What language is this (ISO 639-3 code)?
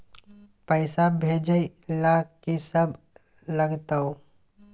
mai